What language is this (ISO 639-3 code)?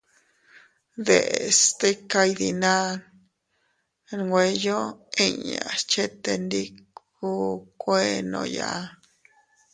cut